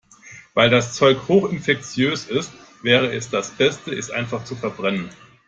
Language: German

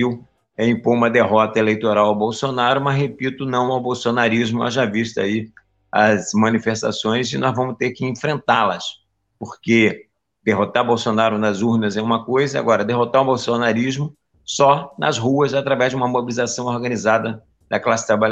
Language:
Portuguese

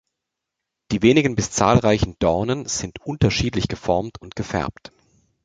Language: German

